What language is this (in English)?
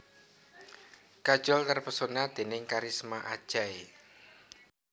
Javanese